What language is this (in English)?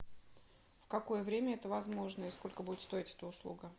Russian